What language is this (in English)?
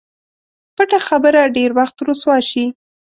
Pashto